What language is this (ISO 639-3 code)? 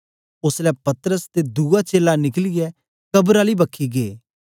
doi